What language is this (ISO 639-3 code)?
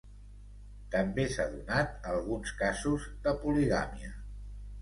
cat